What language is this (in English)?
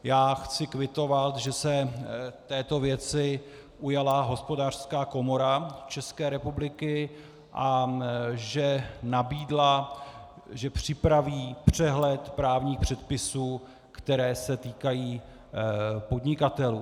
Czech